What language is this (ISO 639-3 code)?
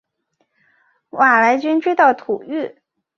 zho